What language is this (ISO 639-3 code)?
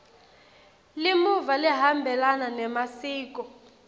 ssw